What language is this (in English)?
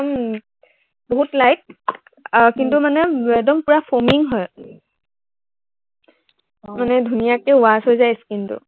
Assamese